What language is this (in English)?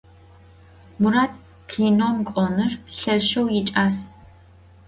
Adyghe